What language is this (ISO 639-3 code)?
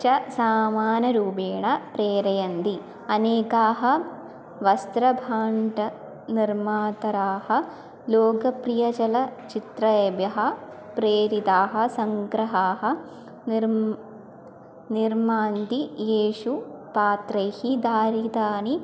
san